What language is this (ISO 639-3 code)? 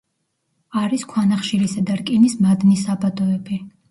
kat